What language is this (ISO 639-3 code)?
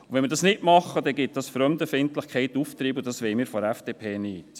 gsw